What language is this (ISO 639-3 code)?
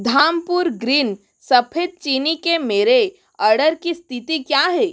hin